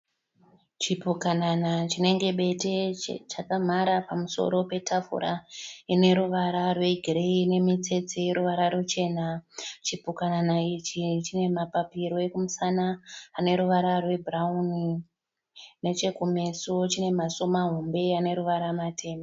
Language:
Shona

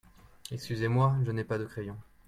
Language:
French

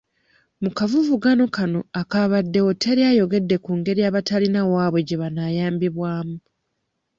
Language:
Ganda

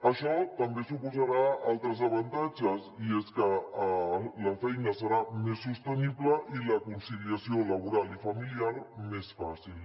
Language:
Catalan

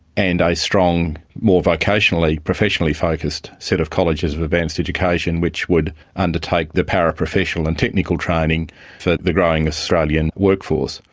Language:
English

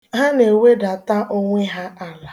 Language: Igbo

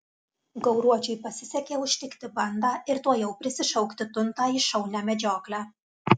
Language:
Lithuanian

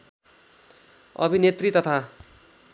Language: Nepali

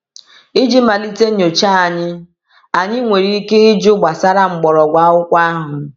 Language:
Igbo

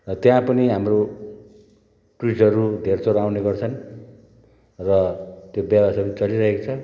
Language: Nepali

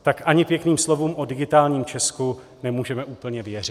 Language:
Czech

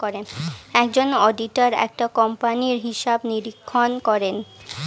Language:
Bangla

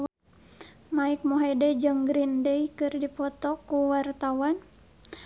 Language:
Sundanese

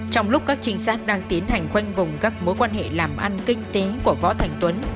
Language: Vietnamese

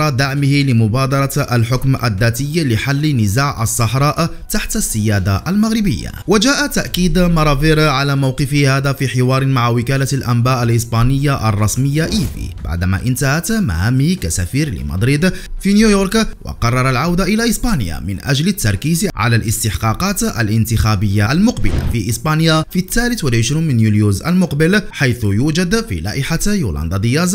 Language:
Arabic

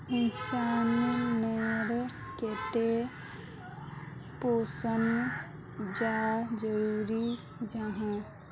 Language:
Magahi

